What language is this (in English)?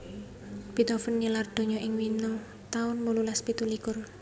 Javanese